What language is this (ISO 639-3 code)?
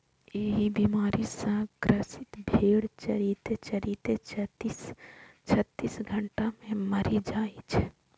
mai